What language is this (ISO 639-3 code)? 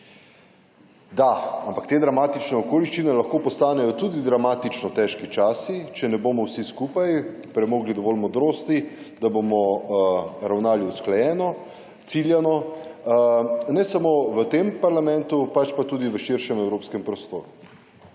slv